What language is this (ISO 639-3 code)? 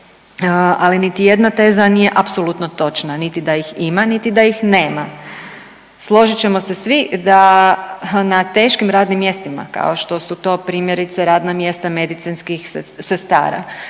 hrv